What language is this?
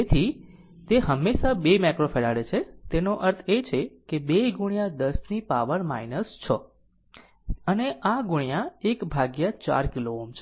Gujarati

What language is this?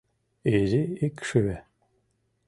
Mari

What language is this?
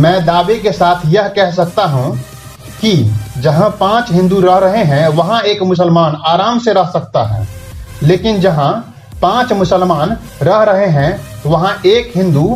Hindi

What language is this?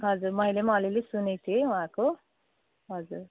Nepali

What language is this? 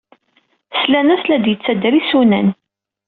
Kabyle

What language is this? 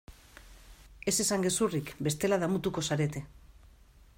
Basque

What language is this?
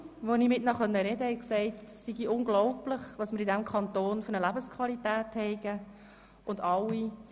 Swiss German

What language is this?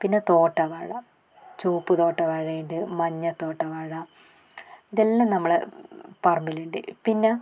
Malayalam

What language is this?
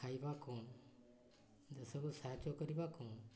Odia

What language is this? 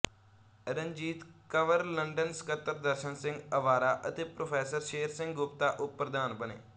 Punjabi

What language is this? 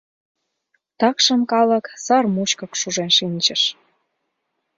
Mari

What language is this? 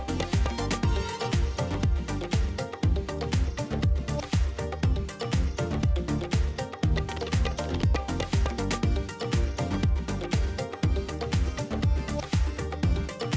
Vietnamese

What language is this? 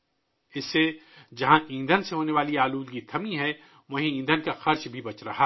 Urdu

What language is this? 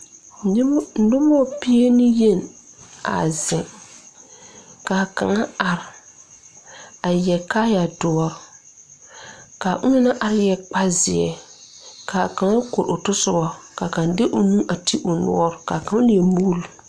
Southern Dagaare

